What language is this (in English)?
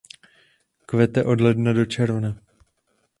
Czech